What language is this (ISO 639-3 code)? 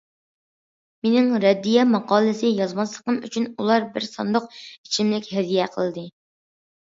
uig